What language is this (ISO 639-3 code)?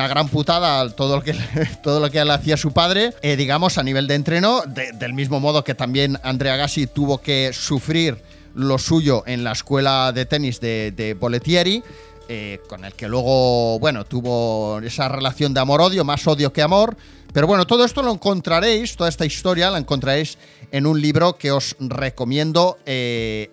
spa